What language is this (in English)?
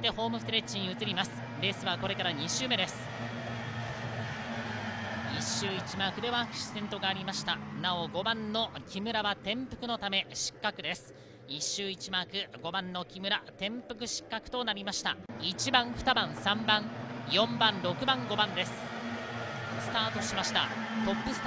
Japanese